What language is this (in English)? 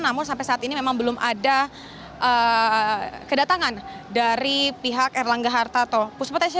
Indonesian